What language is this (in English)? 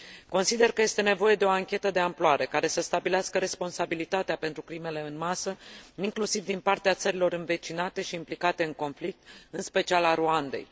Romanian